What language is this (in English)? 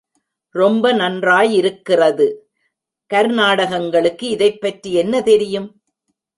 Tamil